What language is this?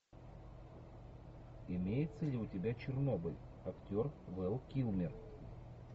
Russian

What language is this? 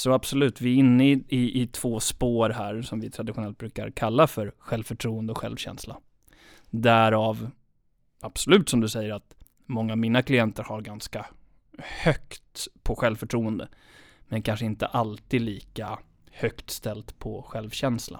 Swedish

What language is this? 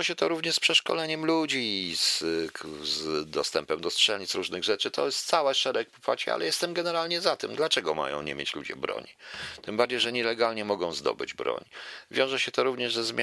Polish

